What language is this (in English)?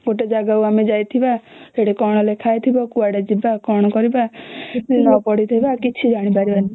Odia